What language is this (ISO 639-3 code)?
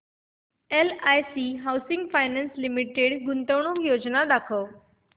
mar